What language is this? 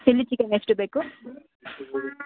Kannada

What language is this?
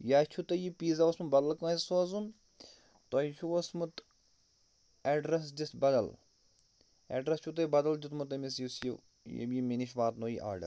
Kashmiri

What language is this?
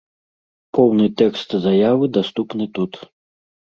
Belarusian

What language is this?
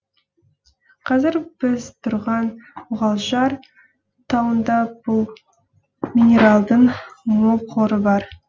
Kazakh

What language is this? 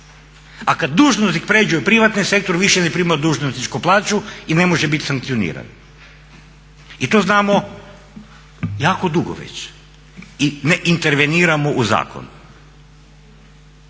Croatian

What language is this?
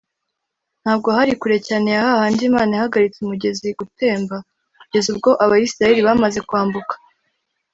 Kinyarwanda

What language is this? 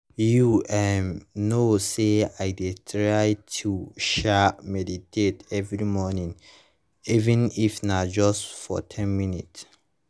Nigerian Pidgin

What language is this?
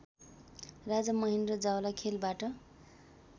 Nepali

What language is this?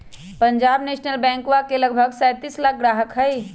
Magahi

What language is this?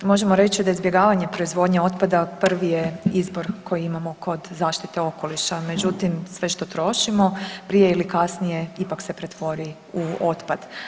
Croatian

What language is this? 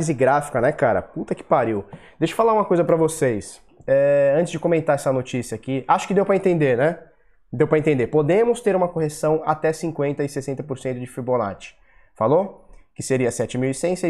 Portuguese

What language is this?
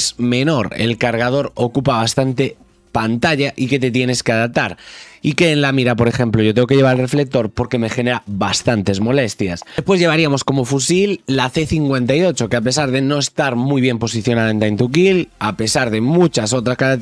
Spanish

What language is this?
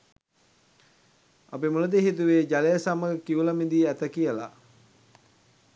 Sinhala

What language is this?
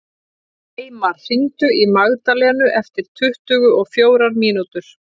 Icelandic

